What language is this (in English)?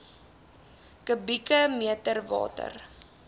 Afrikaans